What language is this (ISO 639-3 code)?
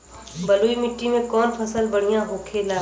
bho